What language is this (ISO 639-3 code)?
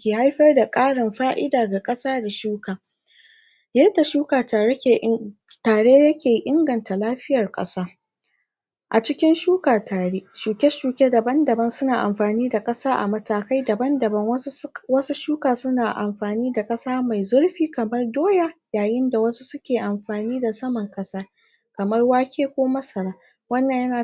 hau